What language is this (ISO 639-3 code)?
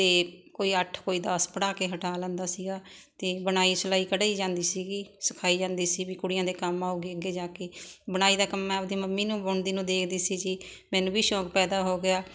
pan